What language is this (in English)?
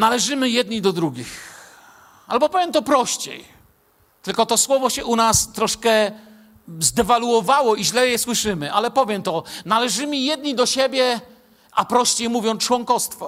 Polish